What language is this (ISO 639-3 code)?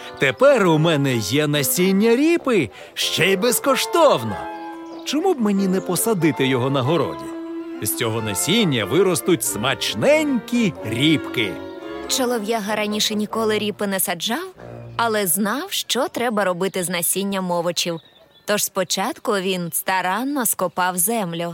ukr